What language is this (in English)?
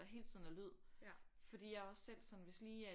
Danish